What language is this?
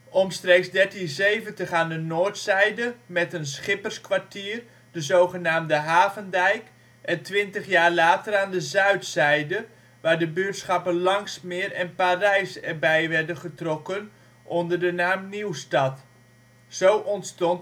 Dutch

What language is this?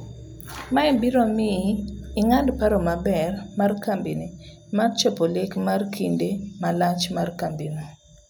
Luo (Kenya and Tanzania)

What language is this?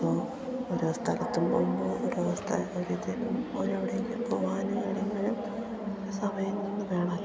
Malayalam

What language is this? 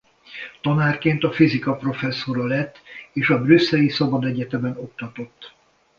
Hungarian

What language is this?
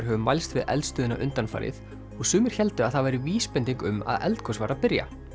Icelandic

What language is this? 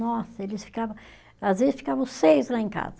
Portuguese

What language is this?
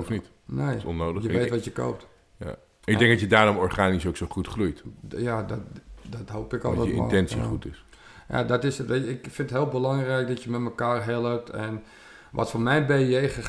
Dutch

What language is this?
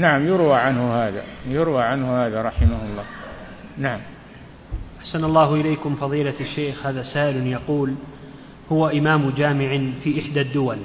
Arabic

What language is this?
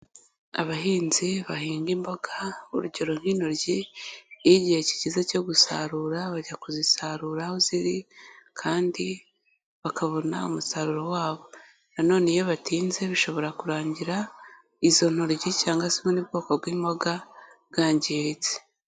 Kinyarwanda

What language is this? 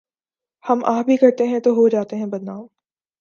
Urdu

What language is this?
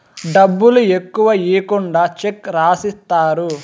Telugu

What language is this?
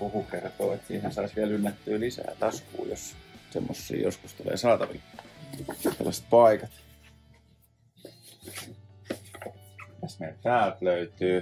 Finnish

